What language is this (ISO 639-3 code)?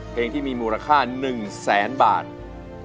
tha